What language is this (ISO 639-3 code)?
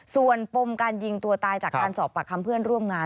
tha